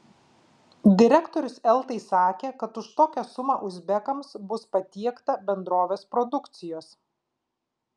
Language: Lithuanian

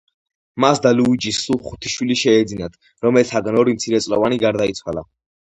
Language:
Georgian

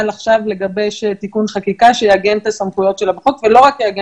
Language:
Hebrew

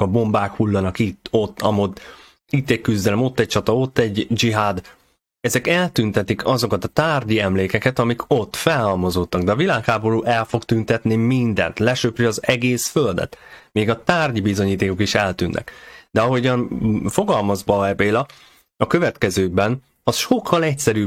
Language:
Hungarian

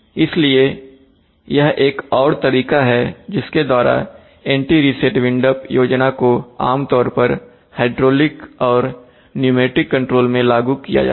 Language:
Hindi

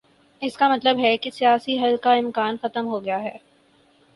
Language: Urdu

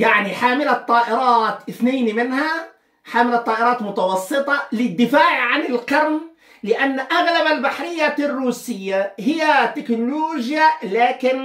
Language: Arabic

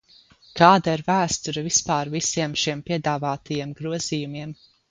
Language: Latvian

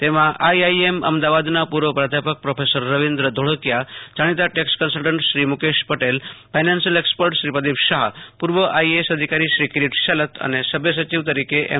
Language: Gujarati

